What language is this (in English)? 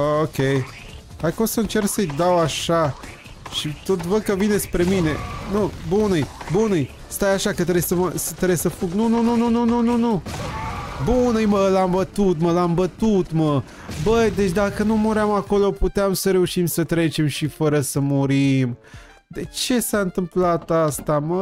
Romanian